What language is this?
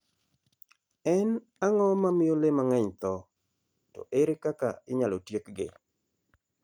Luo (Kenya and Tanzania)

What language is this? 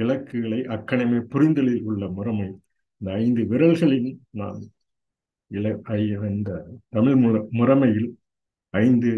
Tamil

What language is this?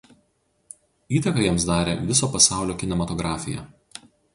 Lithuanian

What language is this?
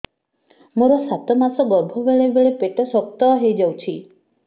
Odia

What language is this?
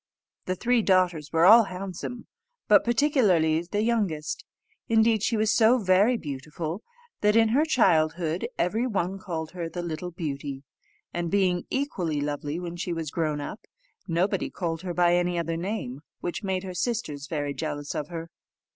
English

